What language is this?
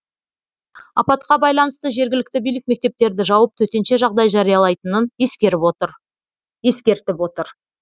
Kazakh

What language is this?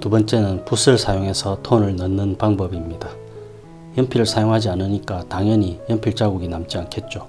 Korean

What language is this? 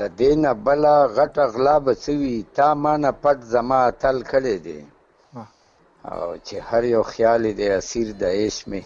Urdu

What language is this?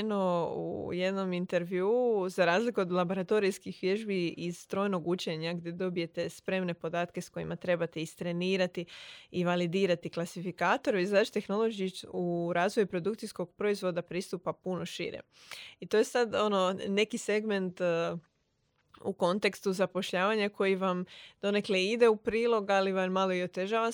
Croatian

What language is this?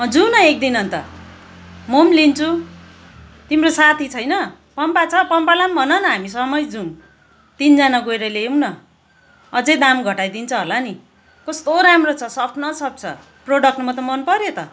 Nepali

